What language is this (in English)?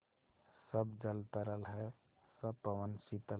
Hindi